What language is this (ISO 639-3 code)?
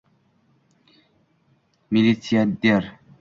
uzb